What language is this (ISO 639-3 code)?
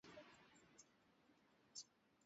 swa